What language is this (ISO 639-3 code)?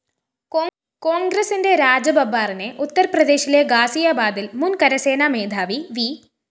mal